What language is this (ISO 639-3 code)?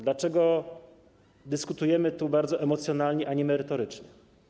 pol